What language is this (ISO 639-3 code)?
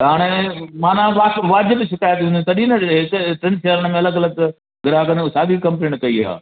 snd